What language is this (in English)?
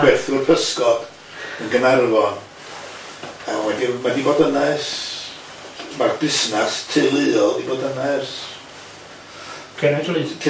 Welsh